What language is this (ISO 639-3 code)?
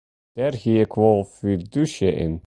fry